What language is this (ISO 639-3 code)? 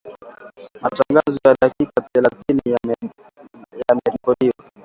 swa